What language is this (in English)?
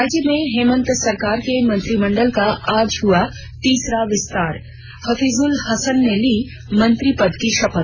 Hindi